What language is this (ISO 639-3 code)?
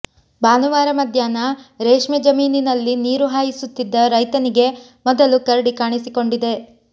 kan